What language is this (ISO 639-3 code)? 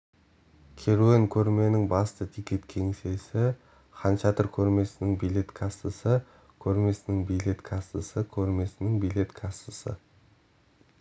kaz